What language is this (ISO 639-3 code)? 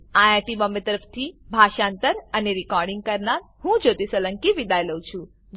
guj